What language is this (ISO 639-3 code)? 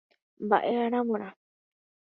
grn